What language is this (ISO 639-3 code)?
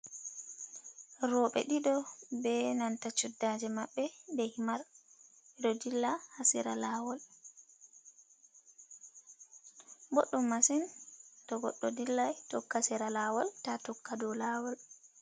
ful